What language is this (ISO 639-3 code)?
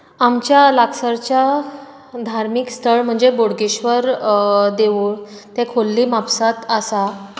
kok